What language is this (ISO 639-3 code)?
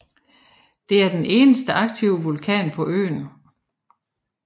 dan